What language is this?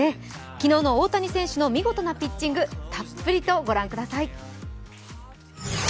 Japanese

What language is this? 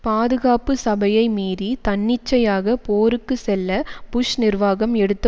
Tamil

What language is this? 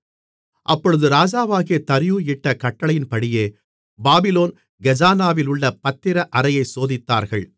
Tamil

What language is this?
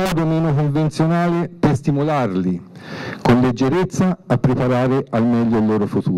Italian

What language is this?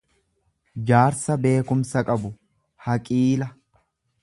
Oromo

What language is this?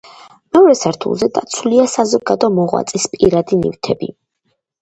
Georgian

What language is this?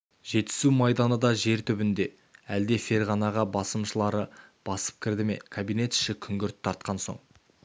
Kazakh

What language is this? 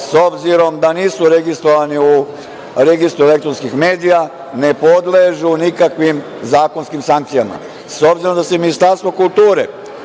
Serbian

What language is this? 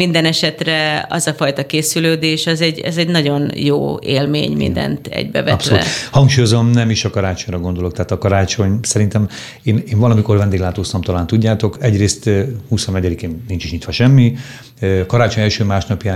Hungarian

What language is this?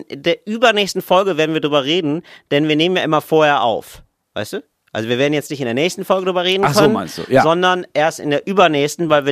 German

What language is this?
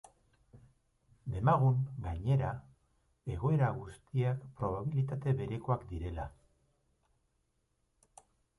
Basque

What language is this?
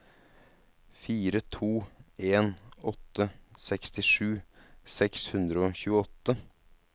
Norwegian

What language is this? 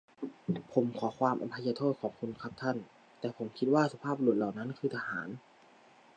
Thai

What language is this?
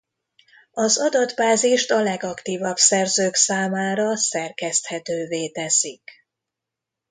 Hungarian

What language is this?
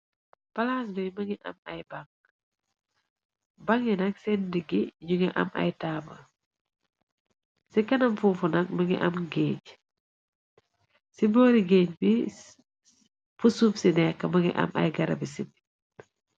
Wolof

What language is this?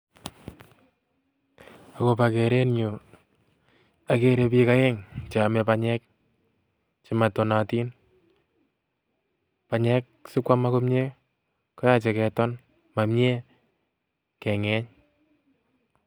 Kalenjin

